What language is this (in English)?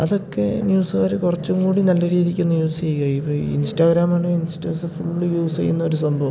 Malayalam